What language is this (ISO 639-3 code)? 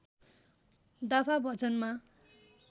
nep